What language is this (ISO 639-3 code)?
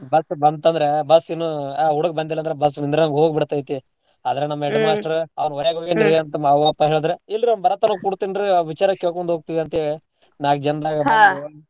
kan